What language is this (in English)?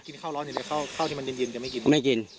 Thai